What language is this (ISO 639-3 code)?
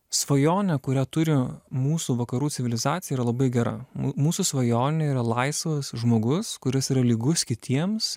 lit